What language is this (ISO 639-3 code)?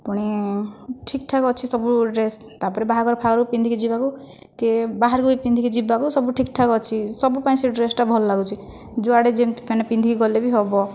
ori